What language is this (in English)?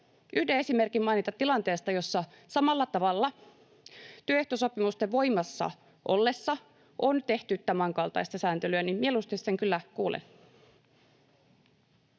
Finnish